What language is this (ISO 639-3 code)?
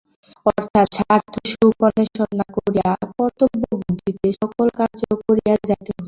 ben